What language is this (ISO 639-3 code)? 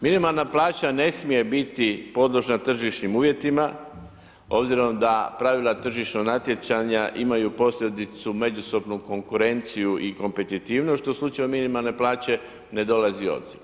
hrv